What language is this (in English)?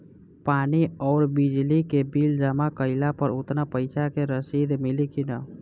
Bhojpuri